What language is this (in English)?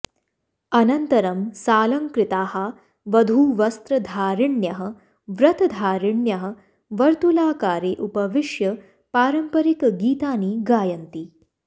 Sanskrit